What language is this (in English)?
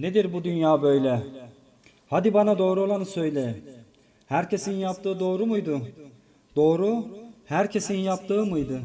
Turkish